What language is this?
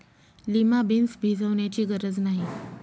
Marathi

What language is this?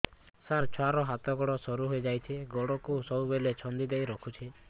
Odia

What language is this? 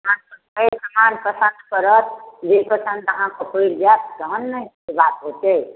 Maithili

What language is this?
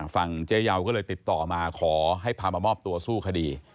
Thai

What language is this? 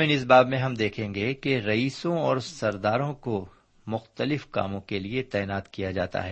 Urdu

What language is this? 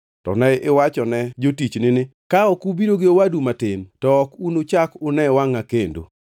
Luo (Kenya and Tanzania)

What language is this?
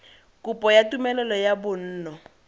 Tswana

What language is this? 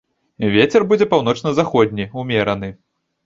Belarusian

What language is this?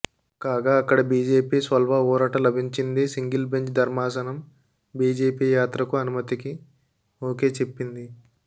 Telugu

